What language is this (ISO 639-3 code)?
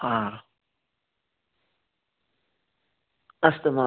san